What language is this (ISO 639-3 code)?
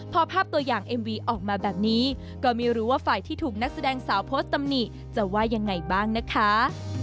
tha